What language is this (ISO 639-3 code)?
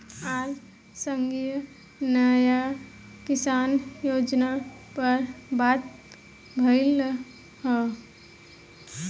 bho